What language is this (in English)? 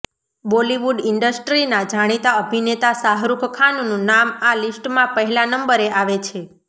Gujarati